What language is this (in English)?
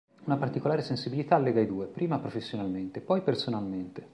Italian